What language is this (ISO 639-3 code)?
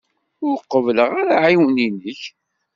kab